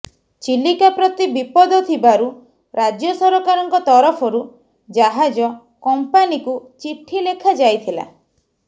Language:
Odia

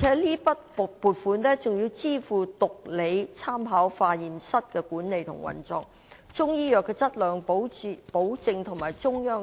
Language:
Cantonese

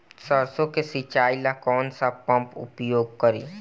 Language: Bhojpuri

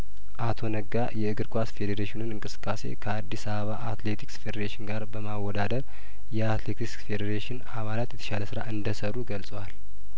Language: Amharic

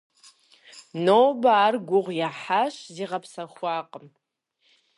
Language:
Kabardian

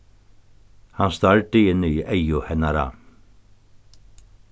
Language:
Faroese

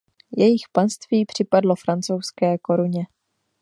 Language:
Czech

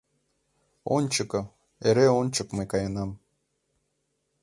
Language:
Mari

